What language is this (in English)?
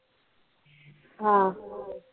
Marathi